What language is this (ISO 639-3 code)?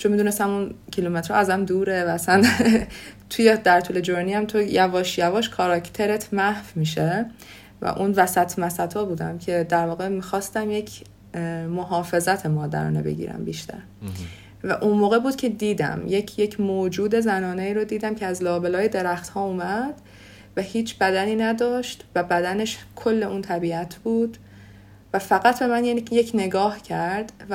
fas